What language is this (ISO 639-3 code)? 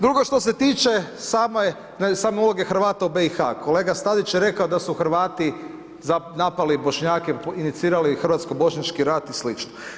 hrv